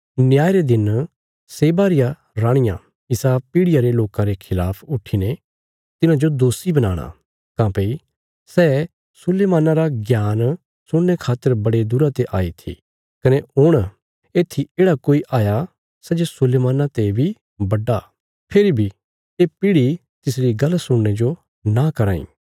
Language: Bilaspuri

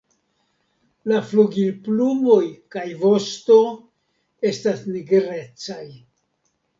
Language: Esperanto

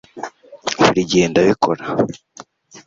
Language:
Kinyarwanda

